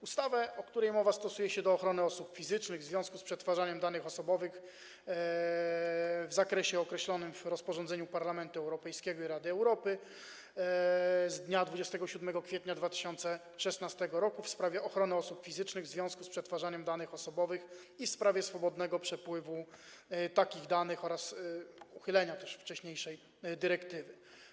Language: Polish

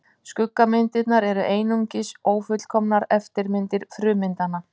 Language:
Icelandic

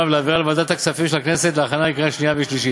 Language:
Hebrew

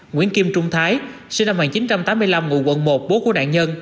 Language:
Vietnamese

